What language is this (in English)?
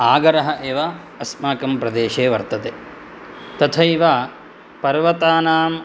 Sanskrit